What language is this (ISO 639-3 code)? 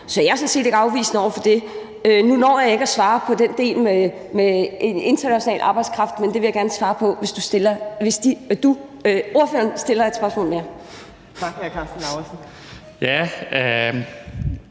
dan